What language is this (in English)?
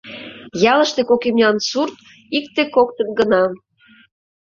Mari